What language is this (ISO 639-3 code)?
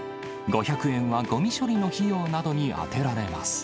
jpn